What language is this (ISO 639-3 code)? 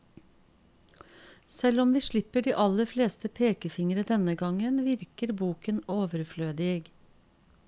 nor